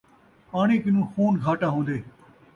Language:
Saraiki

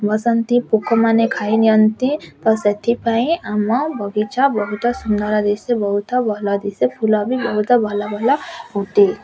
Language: Odia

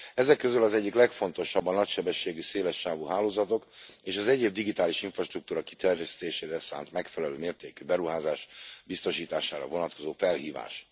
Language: Hungarian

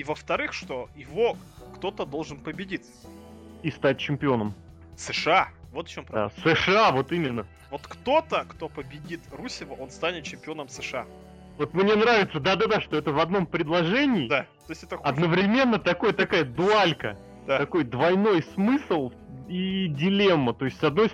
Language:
Russian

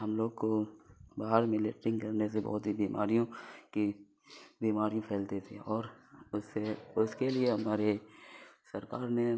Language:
Urdu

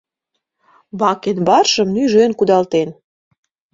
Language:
Mari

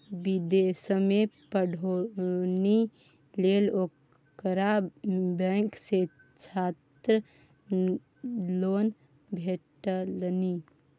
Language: Maithili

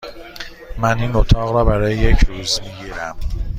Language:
Persian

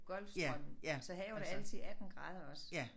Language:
Danish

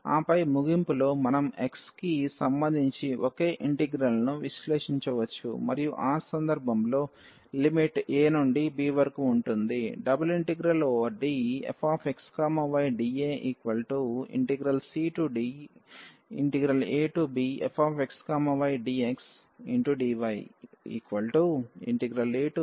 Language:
Telugu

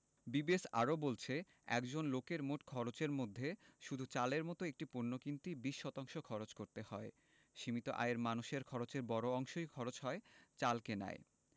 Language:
Bangla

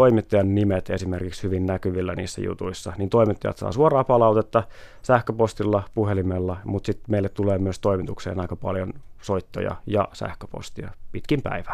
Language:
Finnish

